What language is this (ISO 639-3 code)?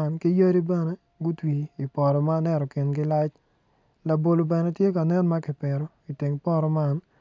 ach